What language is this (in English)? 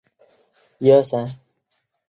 Chinese